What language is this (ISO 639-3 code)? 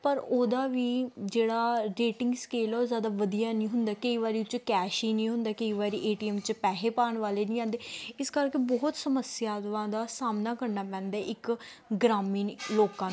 pan